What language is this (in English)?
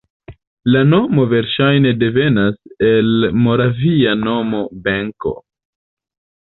Esperanto